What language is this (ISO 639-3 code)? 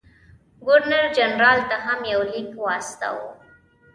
pus